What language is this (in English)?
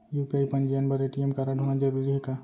Chhattisgarhi